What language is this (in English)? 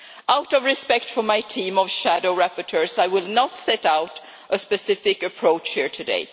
English